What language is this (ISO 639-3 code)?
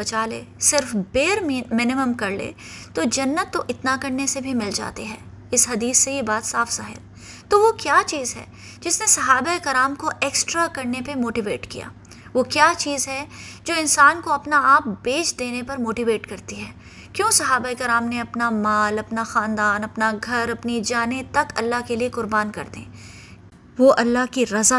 urd